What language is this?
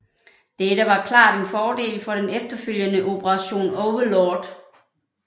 Danish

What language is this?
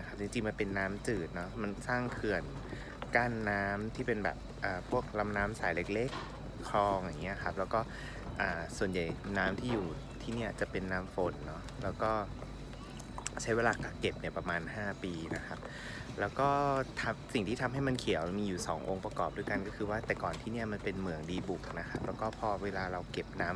Thai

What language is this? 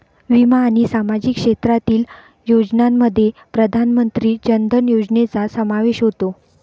Marathi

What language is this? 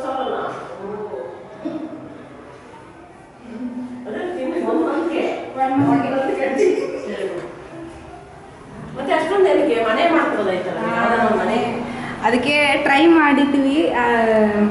Korean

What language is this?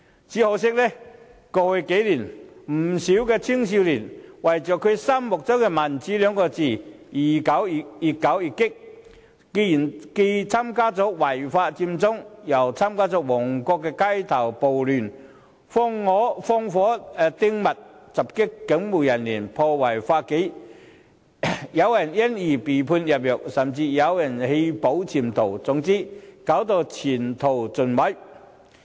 Cantonese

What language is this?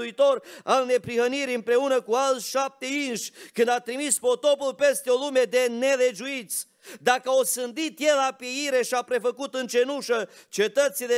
Romanian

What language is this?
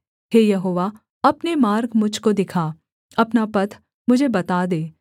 Hindi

